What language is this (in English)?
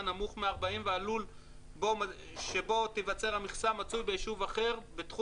Hebrew